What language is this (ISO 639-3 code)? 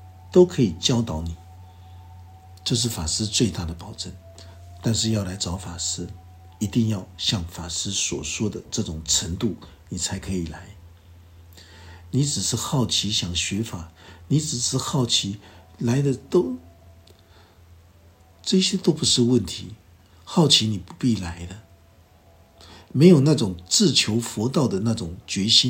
zho